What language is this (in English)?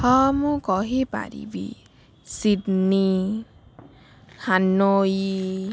Odia